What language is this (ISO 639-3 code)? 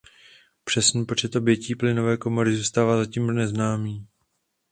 ces